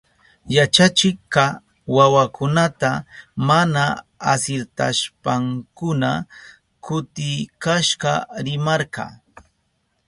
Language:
Southern Pastaza Quechua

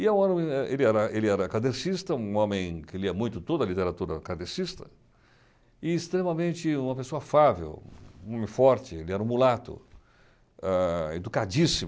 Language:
Portuguese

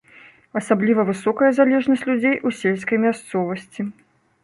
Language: Belarusian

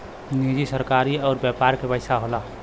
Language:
Bhojpuri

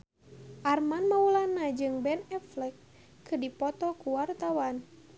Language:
Sundanese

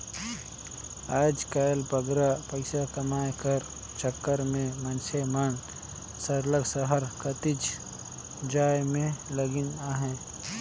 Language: Chhattisgarhi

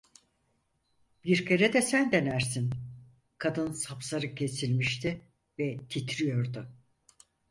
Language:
Turkish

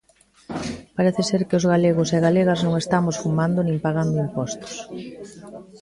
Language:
Galician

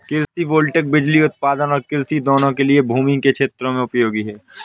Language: Hindi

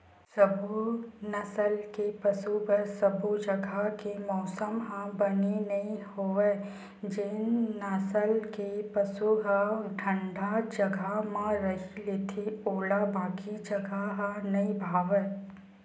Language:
Chhattisgarhi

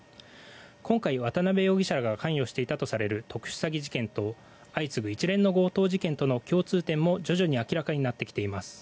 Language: Japanese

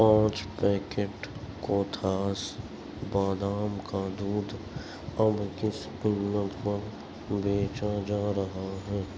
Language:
Urdu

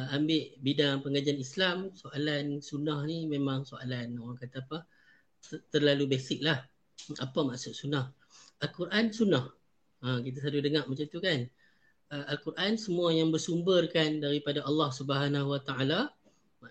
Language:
Malay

